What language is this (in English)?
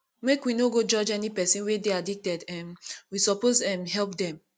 Nigerian Pidgin